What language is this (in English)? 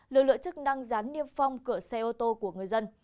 Vietnamese